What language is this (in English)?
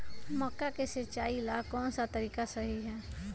Magahi